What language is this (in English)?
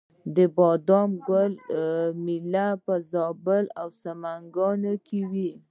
Pashto